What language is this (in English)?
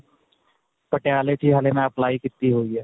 Punjabi